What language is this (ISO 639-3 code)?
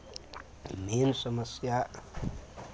mai